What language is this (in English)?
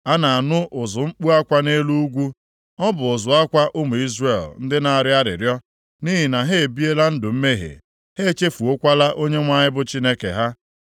Igbo